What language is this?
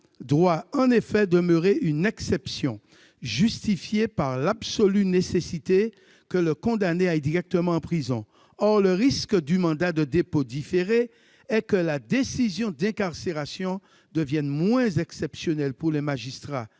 French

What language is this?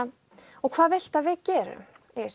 Icelandic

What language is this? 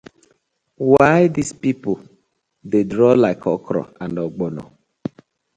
Nigerian Pidgin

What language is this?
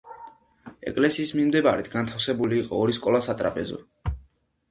Georgian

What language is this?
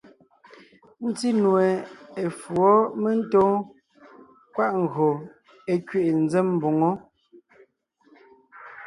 Ngiemboon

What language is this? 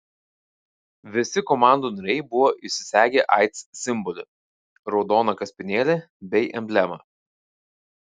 Lithuanian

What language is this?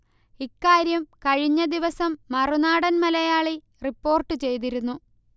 Malayalam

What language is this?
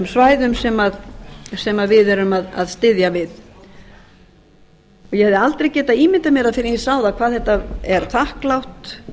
Icelandic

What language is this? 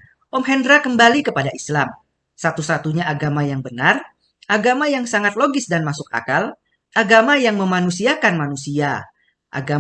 Indonesian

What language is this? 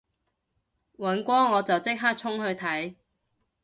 Cantonese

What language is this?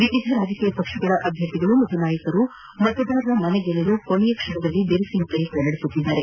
Kannada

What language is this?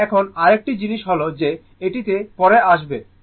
Bangla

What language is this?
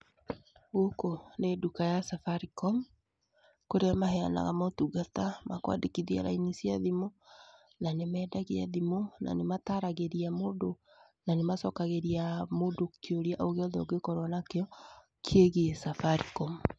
Kikuyu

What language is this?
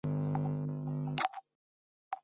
Chinese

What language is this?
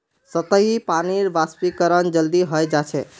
Magahi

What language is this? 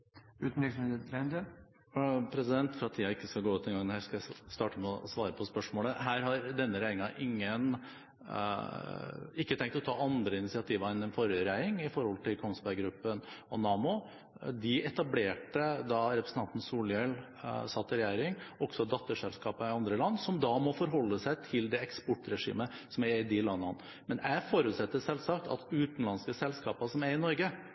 Norwegian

